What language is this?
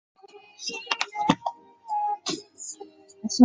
Chinese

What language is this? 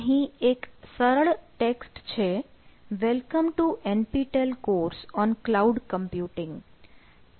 Gujarati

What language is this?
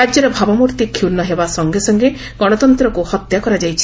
Odia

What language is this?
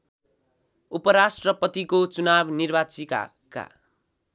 Nepali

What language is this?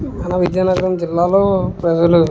Telugu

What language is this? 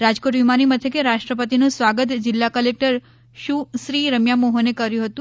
Gujarati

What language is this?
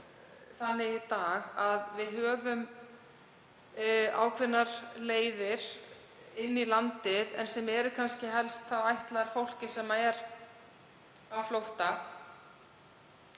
Icelandic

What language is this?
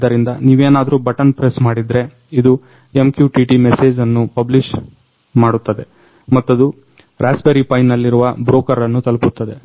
Kannada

